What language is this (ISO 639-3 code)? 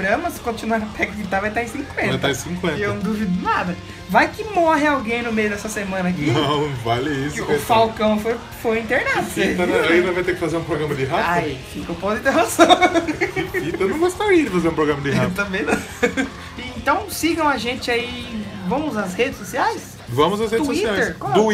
por